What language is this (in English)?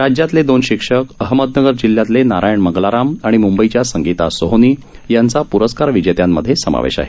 Marathi